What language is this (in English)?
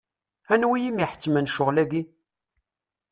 Kabyle